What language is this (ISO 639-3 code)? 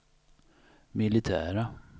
swe